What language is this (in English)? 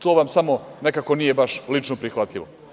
Serbian